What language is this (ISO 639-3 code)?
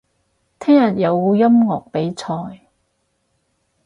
yue